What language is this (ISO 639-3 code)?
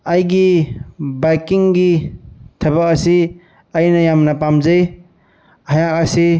mni